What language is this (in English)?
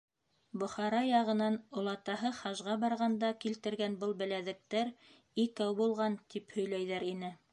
Bashkir